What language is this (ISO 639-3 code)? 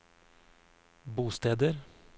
nor